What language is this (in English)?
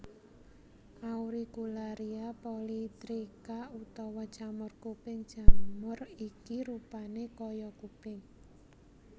Javanese